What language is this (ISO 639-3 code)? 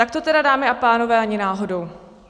ces